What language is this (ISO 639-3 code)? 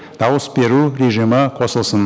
kaz